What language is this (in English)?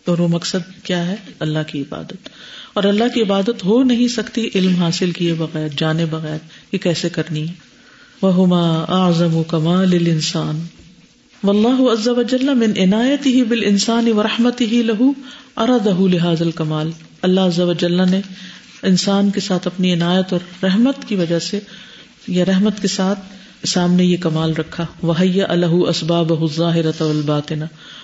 Urdu